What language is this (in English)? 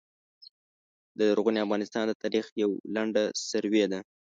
Pashto